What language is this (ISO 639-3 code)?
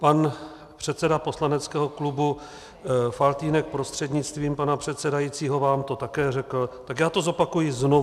ces